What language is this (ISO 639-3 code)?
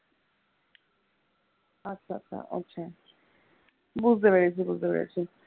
ben